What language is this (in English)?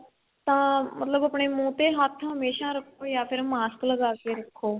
Punjabi